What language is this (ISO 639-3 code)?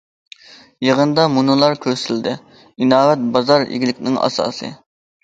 uig